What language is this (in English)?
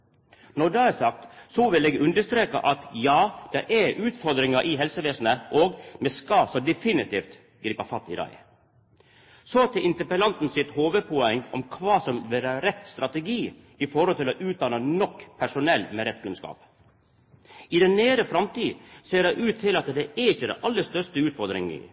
Norwegian Nynorsk